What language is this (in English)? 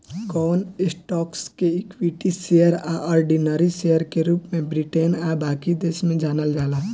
Bhojpuri